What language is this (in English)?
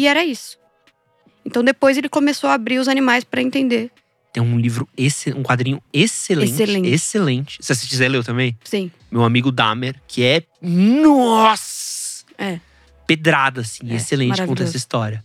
Portuguese